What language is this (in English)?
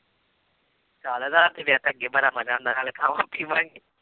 Punjabi